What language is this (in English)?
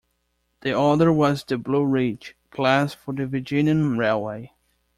English